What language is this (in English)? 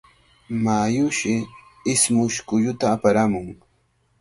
Cajatambo North Lima Quechua